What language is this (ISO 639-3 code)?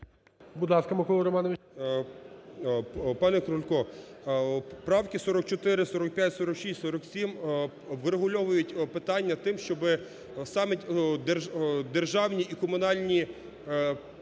ukr